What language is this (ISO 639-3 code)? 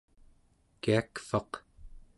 esu